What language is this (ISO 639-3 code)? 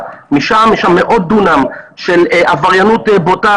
heb